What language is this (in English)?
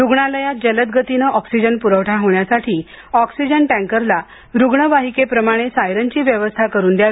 Marathi